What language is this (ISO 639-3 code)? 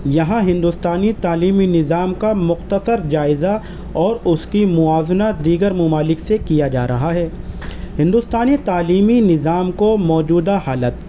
urd